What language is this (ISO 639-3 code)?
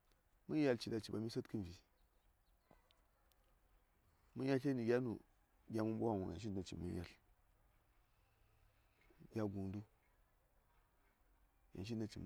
say